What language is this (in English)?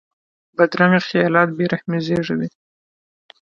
Pashto